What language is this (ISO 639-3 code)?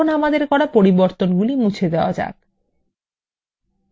ben